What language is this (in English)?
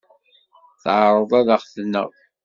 Kabyle